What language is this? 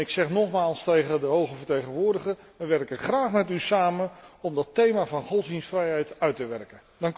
Dutch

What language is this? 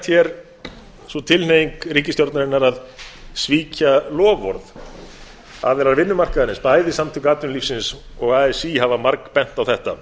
Icelandic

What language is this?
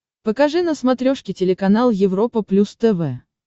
Russian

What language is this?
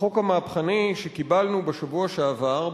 Hebrew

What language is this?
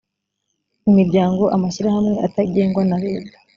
Kinyarwanda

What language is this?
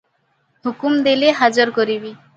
Odia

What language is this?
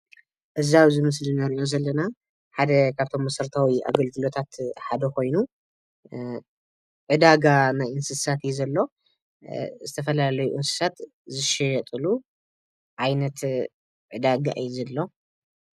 Tigrinya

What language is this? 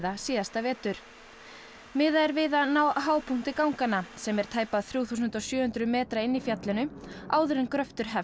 Icelandic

